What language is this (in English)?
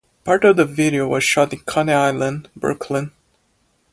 English